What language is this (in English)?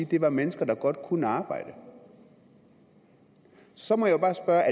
Danish